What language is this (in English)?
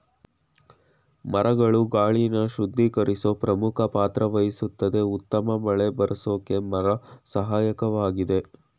Kannada